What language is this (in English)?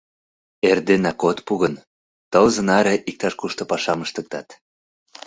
Mari